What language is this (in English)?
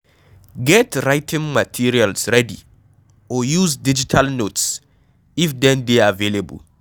Nigerian Pidgin